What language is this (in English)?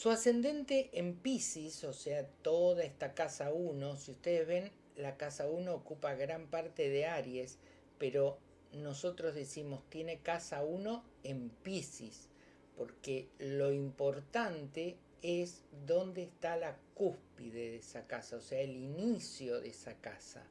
Spanish